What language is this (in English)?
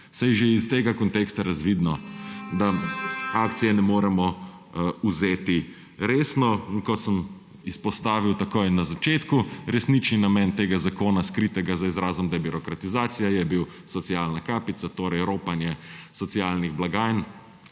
Slovenian